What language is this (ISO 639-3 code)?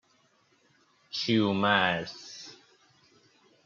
fas